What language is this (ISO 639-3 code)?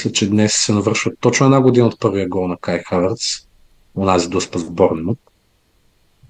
bul